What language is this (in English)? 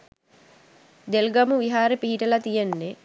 Sinhala